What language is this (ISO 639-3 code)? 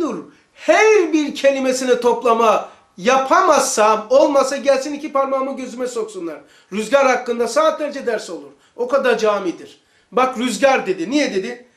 tur